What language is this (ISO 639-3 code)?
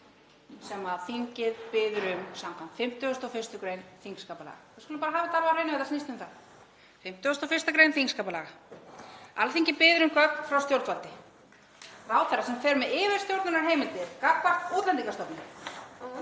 isl